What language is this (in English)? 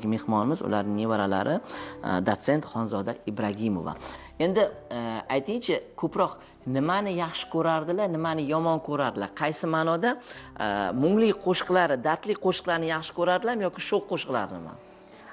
Turkish